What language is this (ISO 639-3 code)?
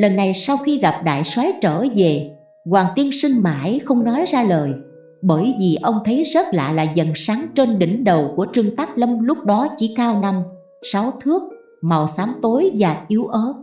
vie